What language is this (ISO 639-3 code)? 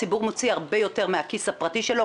heb